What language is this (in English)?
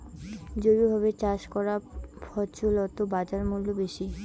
Bangla